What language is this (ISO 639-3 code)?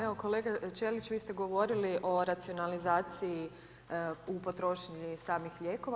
hrv